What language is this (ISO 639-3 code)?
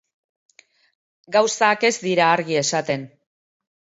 eus